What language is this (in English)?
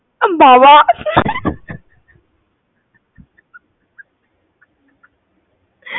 Bangla